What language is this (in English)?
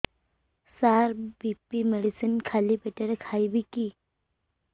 Odia